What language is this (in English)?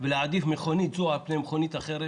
Hebrew